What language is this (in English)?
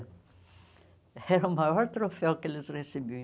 Portuguese